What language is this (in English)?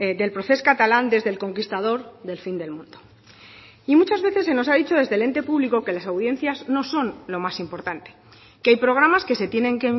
Spanish